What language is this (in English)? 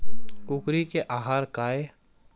Chhattisgarhi